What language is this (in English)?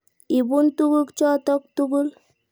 Kalenjin